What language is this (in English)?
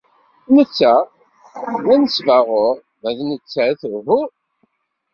Kabyle